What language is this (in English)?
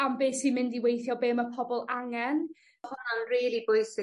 Welsh